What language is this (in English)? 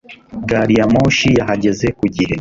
Kinyarwanda